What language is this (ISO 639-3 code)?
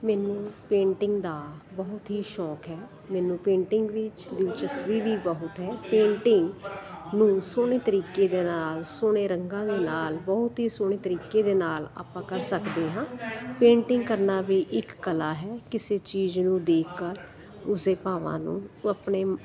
pan